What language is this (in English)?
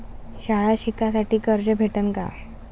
Marathi